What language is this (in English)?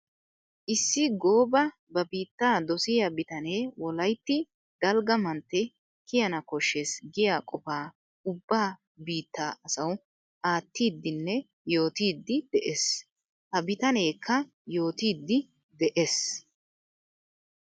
Wolaytta